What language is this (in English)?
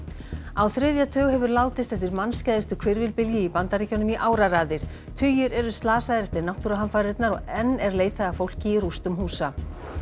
Icelandic